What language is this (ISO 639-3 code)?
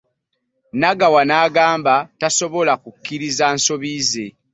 lug